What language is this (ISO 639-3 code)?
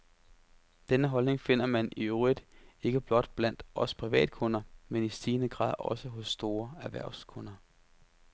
dan